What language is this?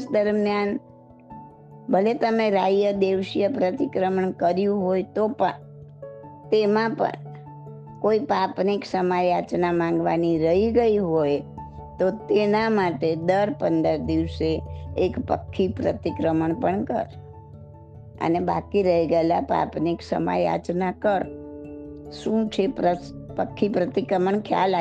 Gujarati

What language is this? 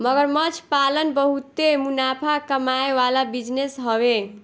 Bhojpuri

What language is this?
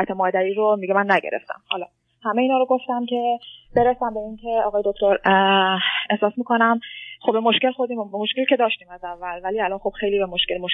Persian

